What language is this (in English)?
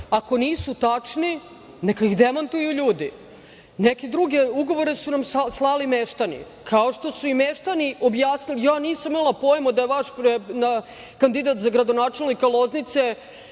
Serbian